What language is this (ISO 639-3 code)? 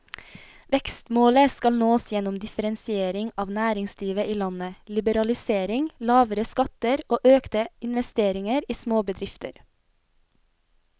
nor